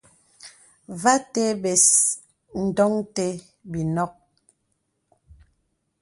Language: Bebele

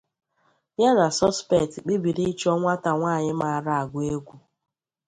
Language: Igbo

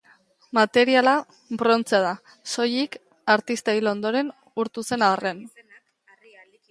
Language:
Basque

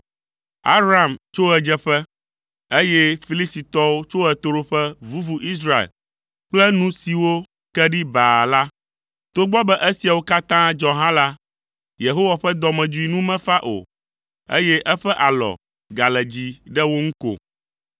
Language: Ewe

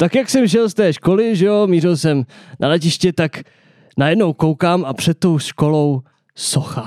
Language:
Czech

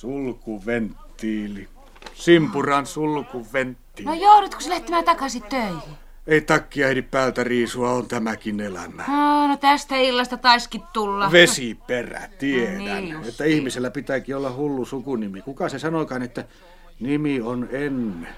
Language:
Finnish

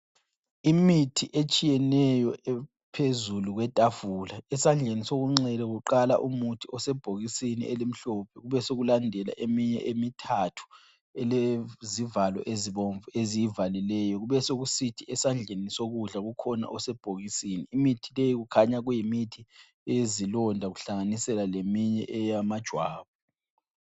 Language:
North Ndebele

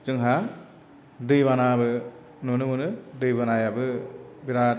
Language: Bodo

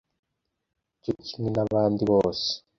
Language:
Kinyarwanda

